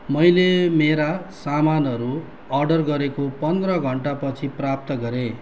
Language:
Nepali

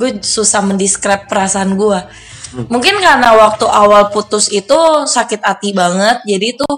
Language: Indonesian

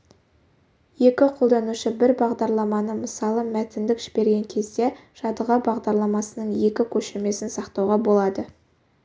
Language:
Kazakh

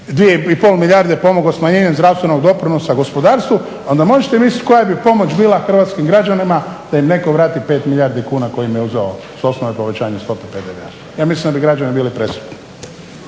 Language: Croatian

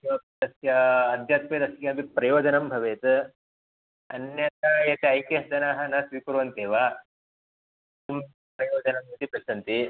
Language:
Sanskrit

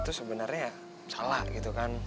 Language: Indonesian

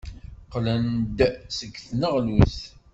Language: Kabyle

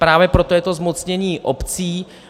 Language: Czech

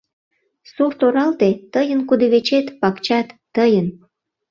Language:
Mari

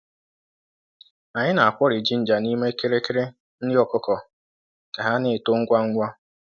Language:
Igbo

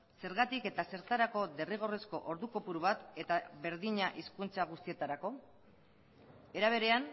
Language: Basque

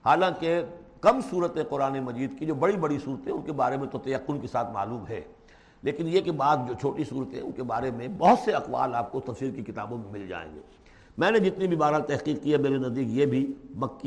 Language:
Urdu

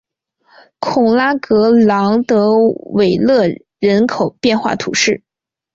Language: Chinese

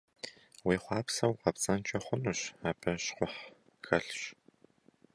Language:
Kabardian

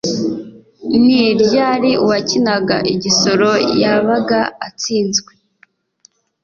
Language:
Kinyarwanda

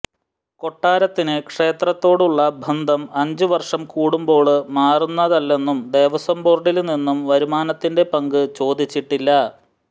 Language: Malayalam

